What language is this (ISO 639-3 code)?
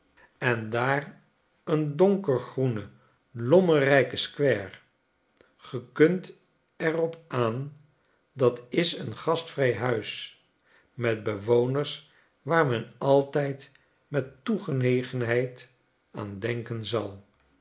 nld